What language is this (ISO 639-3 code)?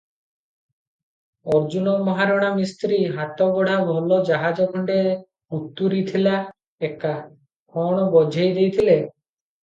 ori